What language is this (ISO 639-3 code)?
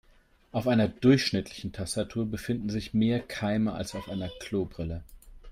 deu